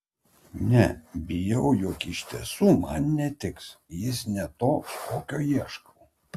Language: Lithuanian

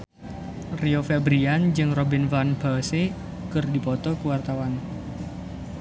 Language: Sundanese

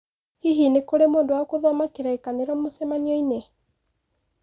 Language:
Kikuyu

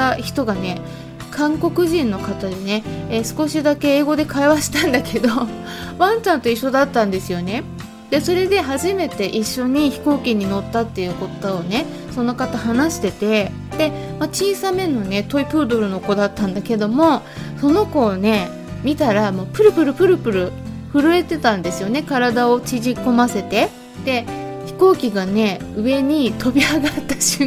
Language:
Japanese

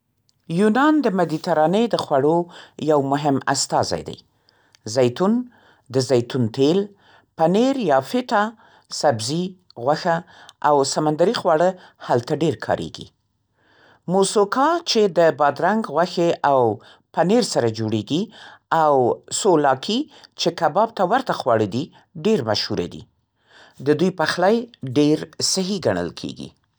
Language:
Central Pashto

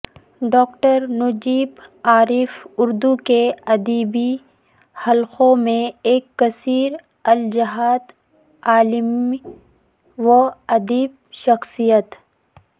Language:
Urdu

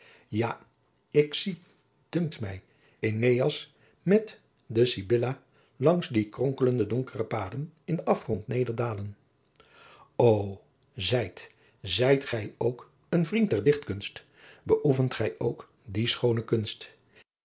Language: Dutch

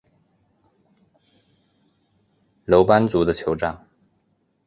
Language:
Chinese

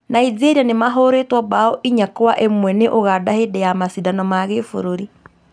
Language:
Kikuyu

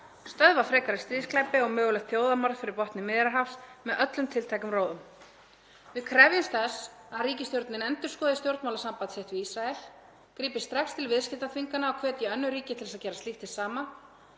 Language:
Icelandic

